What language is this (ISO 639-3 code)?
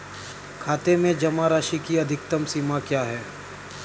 hin